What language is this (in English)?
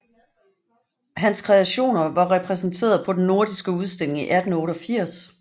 Danish